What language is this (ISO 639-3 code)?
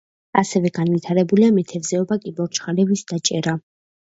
kat